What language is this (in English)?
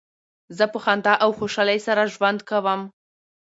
Pashto